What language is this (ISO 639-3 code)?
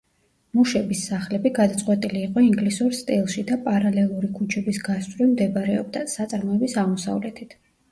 kat